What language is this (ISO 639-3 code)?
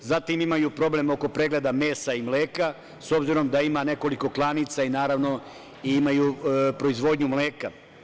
srp